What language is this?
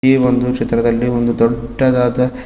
Kannada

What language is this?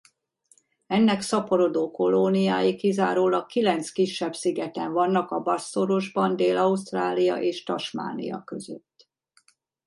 Hungarian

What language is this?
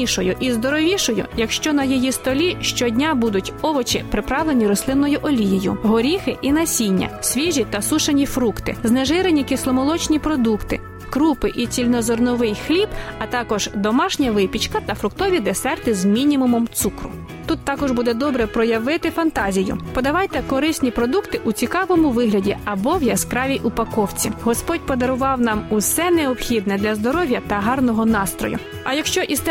Ukrainian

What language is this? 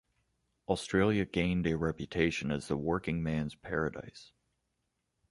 English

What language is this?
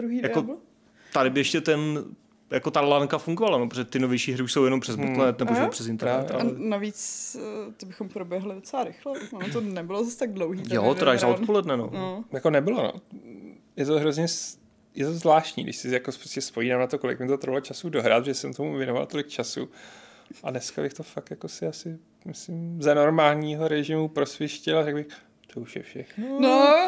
Czech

